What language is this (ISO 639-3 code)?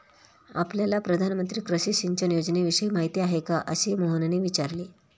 mar